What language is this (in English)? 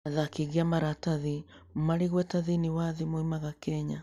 Kikuyu